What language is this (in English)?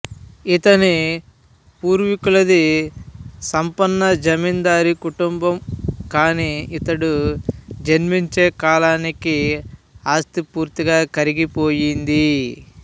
Telugu